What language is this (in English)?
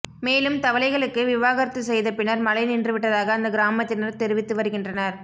Tamil